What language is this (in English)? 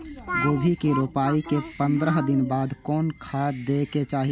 Maithili